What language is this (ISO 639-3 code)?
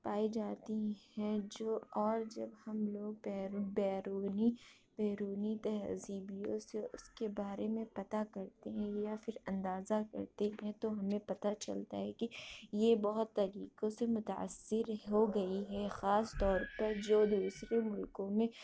urd